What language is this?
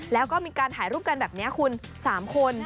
Thai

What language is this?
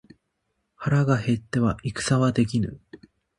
Japanese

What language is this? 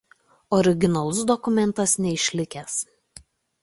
Lithuanian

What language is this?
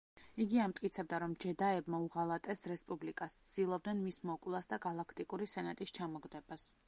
Georgian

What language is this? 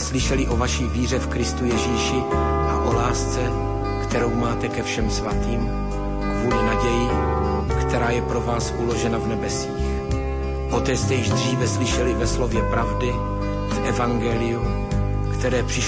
Slovak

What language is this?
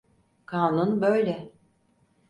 Turkish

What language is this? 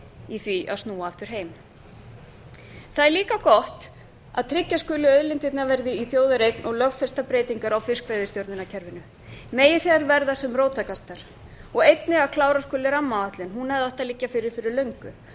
Icelandic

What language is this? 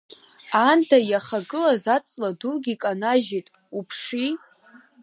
Abkhazian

